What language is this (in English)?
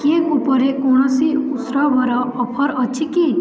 Odia